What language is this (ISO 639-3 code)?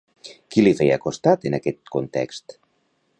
cat